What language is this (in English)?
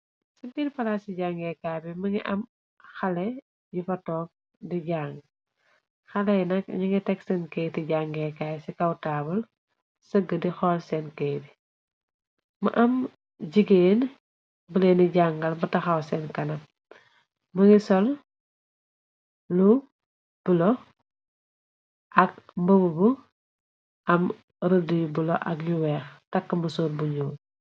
Wolof